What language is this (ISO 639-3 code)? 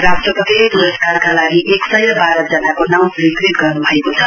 nep